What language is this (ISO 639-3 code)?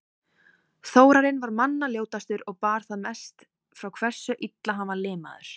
isl